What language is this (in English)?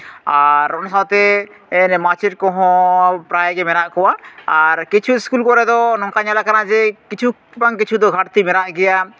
Santali